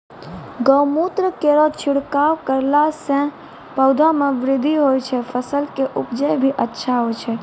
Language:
Maithili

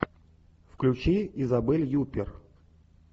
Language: Russian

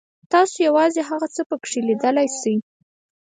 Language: Pashto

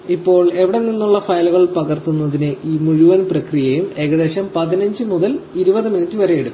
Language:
Malayalam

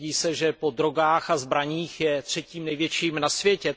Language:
Czech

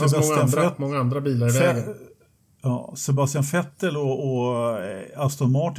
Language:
Swedish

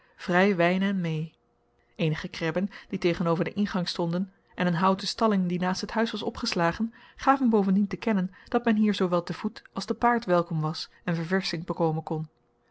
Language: Dutch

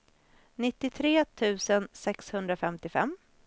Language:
Swedish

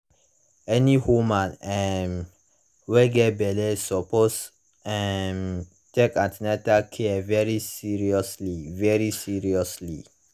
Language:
Nigerian Pidgin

